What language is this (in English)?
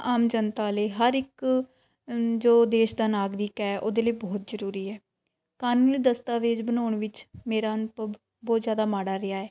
Punjabi